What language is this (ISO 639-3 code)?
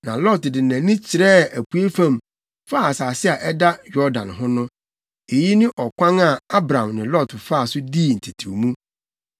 aka